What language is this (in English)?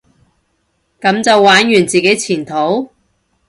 Cantonese